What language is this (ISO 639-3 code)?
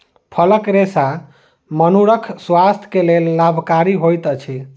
mai